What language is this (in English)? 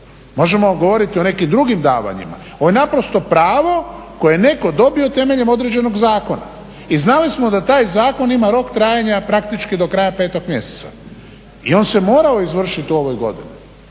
Croatian